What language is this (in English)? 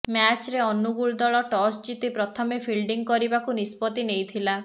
Odia